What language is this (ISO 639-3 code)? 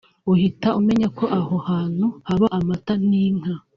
kin